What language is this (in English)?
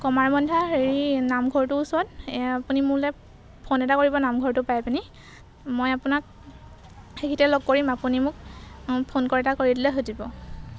Assamese